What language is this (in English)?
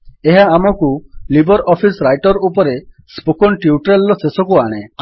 Odia